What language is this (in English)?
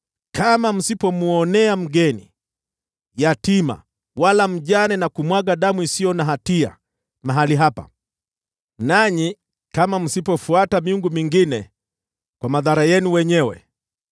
Swahili